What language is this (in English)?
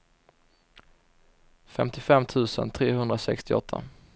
Swedish